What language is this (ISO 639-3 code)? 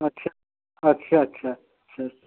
hin